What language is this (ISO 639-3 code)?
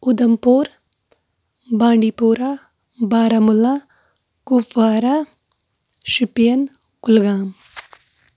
kas